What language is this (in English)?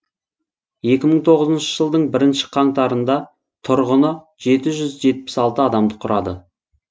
Kazakh